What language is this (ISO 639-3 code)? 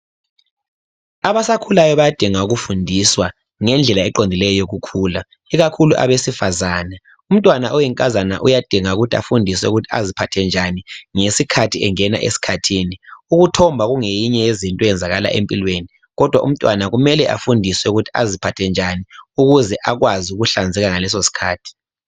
nde